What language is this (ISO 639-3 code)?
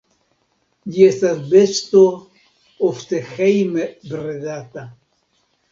epo